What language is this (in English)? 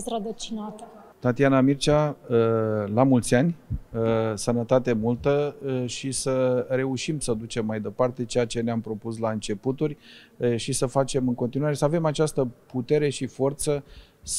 Romanian